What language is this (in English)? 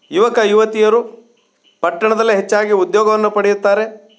Kannada